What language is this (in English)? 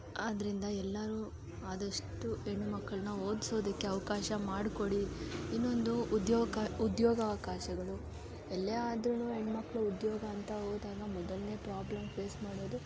Kannada